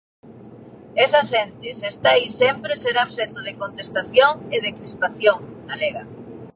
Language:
Galician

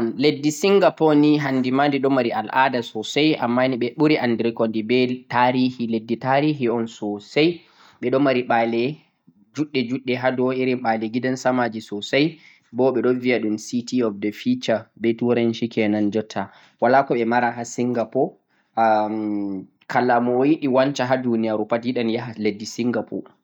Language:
Central-Eastern Niger Fulfulde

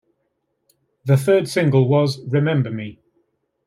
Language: English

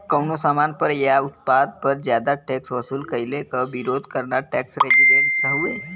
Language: Bhojpuri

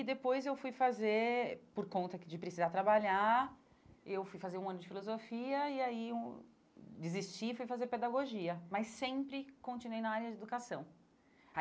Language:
Portuguese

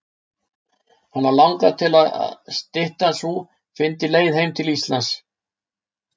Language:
Icelandic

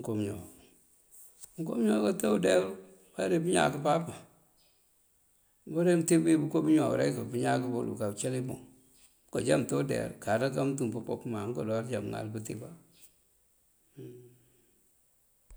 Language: Mandjak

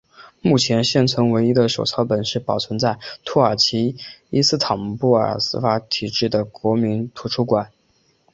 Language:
Chinese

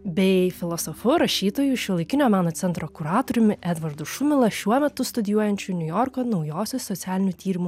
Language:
Lithuanian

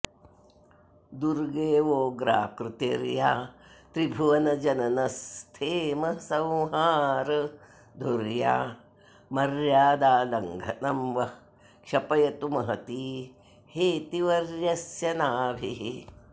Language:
Sanskrit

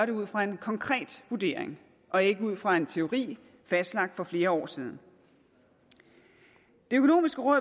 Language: Danish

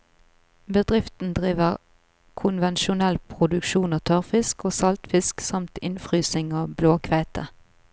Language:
Norwegian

